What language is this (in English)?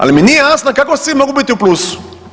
Croatian